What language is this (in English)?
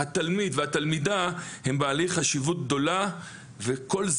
Hebrew